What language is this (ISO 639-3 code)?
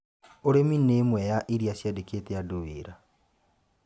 kik